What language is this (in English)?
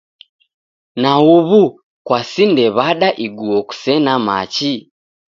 Taita